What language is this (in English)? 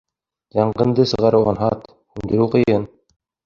Bashkir